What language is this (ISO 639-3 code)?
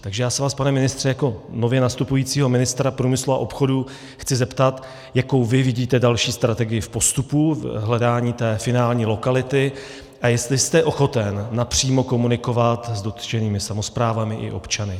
ces